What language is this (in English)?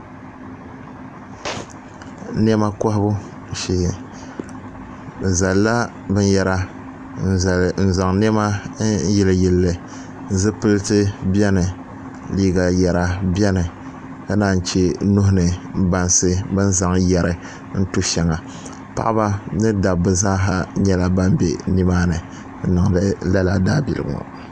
Dagbani